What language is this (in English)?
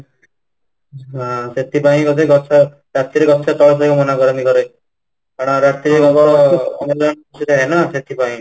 Odia